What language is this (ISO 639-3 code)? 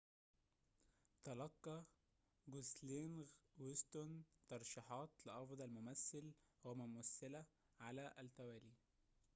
ara